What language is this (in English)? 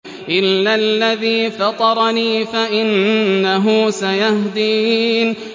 Arabic